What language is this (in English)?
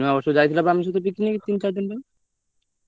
Odia